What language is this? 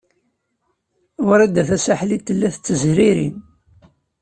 Kabyle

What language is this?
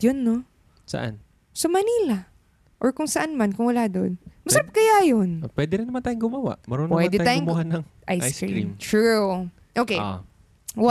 Filipino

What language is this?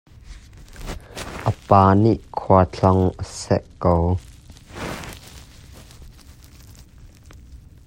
Hakha Chin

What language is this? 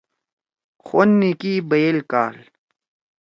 Torwali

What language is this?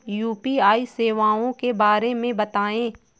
Hindi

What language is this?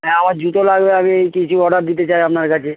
Bangla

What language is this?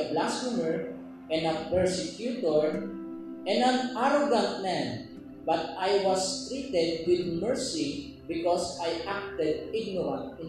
Filipino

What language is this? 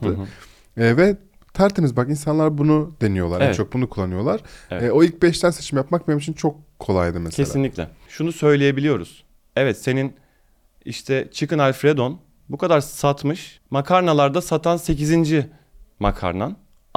Turkish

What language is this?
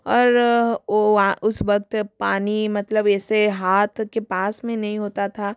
Hindi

